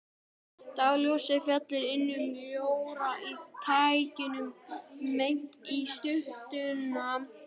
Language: Icelandic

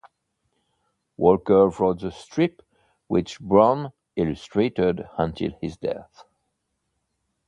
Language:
English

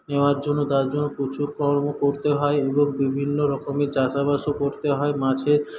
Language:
Bangla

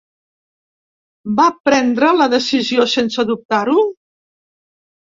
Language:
Catalan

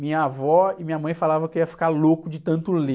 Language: Portuguese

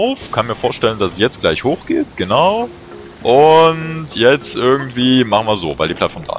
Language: German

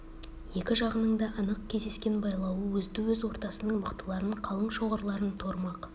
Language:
Kazakh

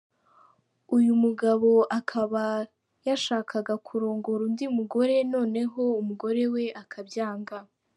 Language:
Kinyarwanda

